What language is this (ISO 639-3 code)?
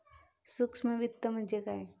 mar